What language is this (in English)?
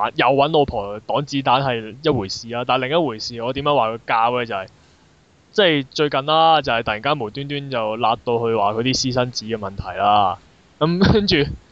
Chinese